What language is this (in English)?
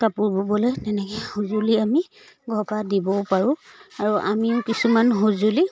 Assamese